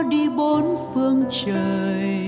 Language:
Vietnamese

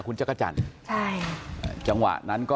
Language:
Thai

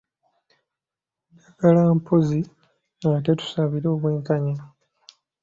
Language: Ganda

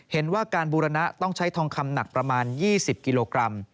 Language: Thai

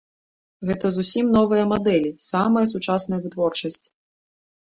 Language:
Belarusian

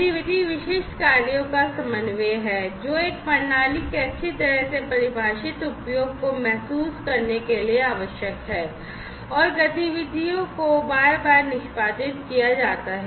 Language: Hindi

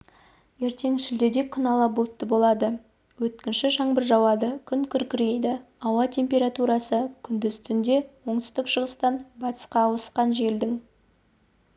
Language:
Kazakh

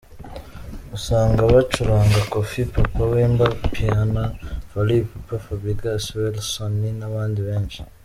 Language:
Kinyarwanda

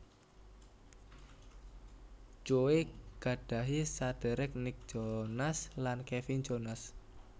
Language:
Javanese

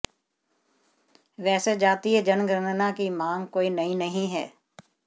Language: Hindi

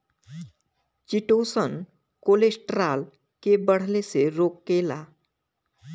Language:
Bhojpuri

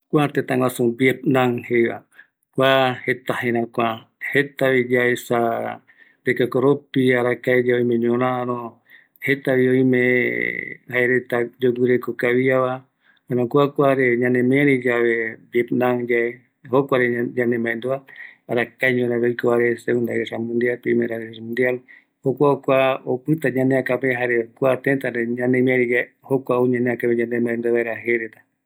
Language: Eastern Bolivian Guaraní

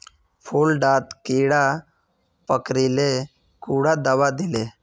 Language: Magahi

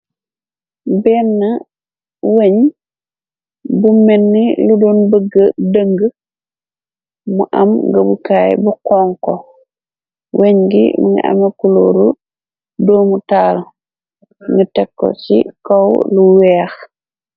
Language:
Wolof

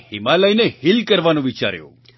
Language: Gujarati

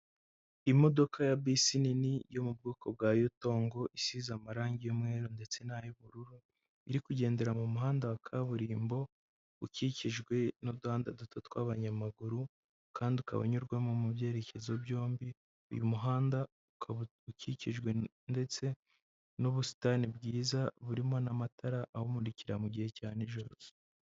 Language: Kinyarwanda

